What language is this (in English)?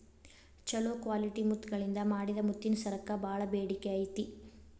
Kannada